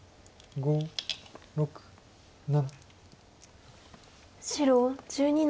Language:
Japanese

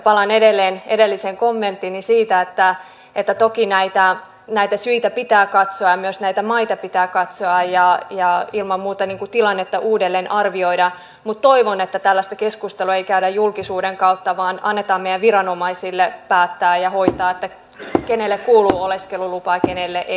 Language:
Finnish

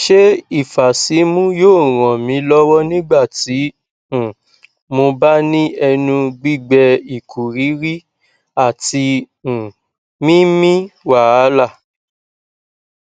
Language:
Yoruba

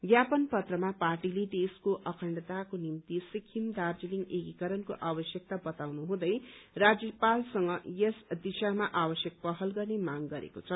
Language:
Nepali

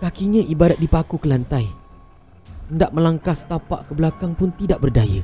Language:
Malay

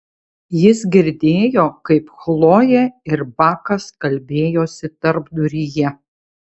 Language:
Lithuanian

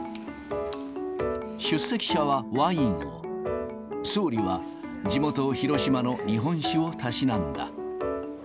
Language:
Japanese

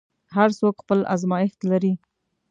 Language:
Pashto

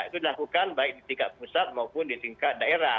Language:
Indonesian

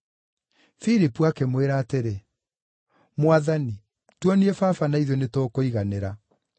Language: Kikuyu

